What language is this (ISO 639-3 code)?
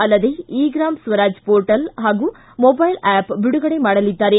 kan